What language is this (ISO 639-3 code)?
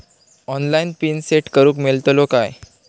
mar